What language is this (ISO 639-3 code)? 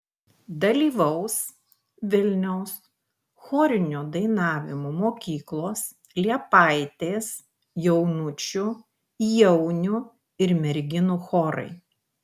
lit